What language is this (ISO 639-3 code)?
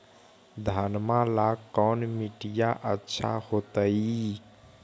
mag